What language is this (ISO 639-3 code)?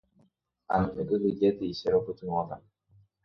grn